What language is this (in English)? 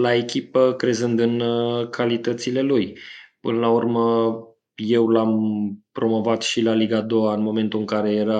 Romanian